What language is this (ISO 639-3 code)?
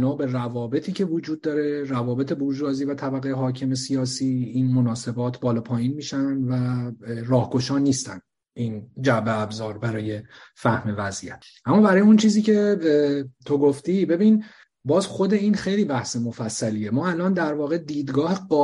fas